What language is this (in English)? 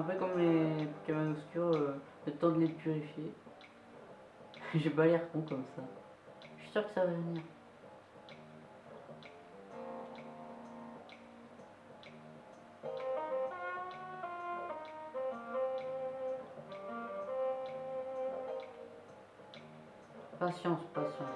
French